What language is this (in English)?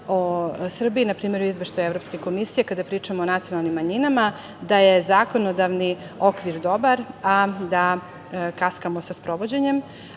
Serbian